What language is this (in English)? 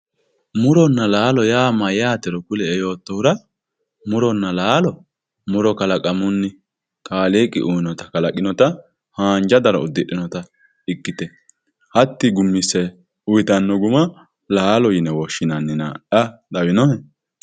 Sidamo